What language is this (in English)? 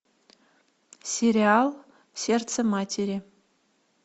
Russian